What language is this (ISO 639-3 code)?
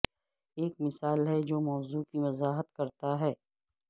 urd